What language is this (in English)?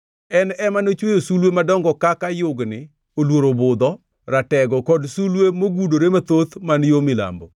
Luo (Kenya and Tanzania)